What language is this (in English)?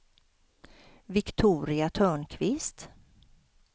Swedish